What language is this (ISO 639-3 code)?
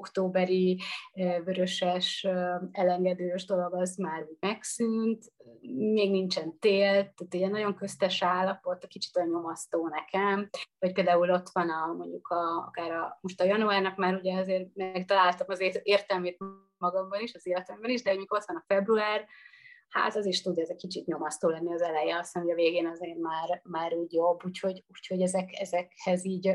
hun